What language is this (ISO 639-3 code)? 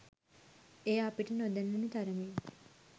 sin